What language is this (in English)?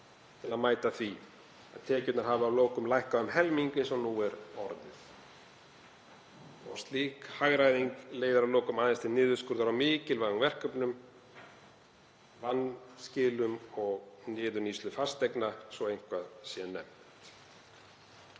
Icelandic